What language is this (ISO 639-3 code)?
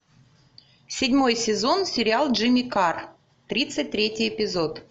rus